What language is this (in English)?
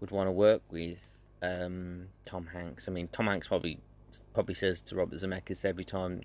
English